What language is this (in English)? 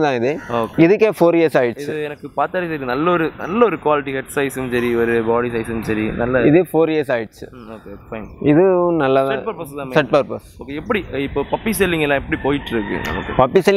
English